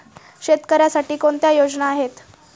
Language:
Marathi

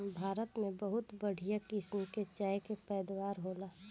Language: Bhojpuri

